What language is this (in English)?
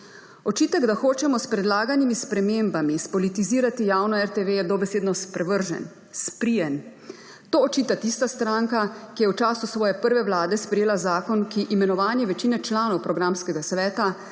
Slovenian